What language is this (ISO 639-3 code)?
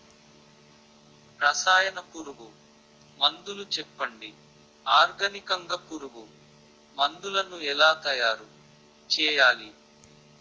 tel